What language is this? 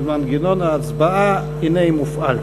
Hebrew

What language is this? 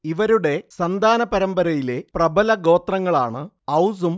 Malayalam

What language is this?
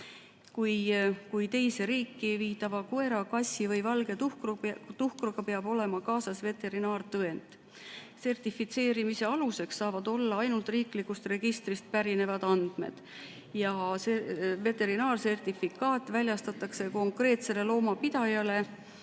Estonian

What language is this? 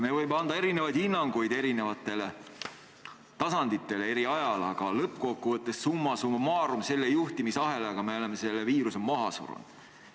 Estonian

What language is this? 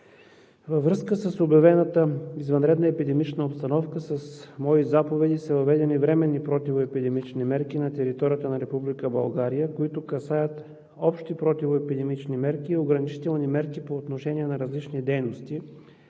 Bulgarian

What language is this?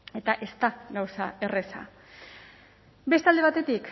Basque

